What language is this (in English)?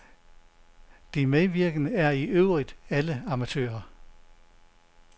Danish